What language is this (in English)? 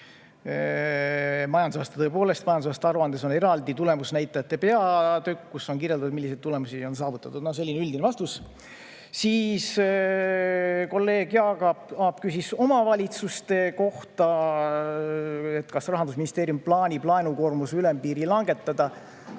Estonian